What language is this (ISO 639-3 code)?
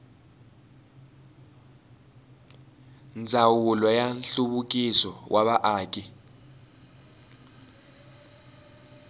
tso